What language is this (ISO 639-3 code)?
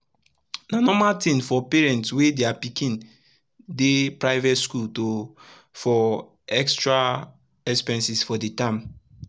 pcm